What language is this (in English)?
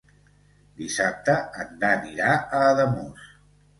Catalan